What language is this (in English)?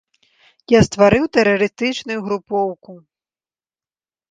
Belarusian